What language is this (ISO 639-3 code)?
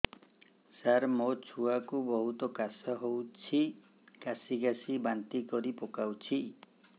ori